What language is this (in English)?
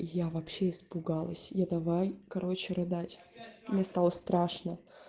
Russian